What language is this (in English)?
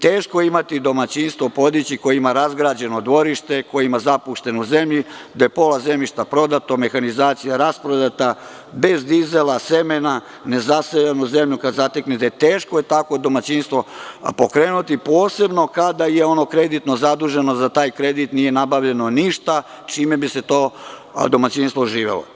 Serbian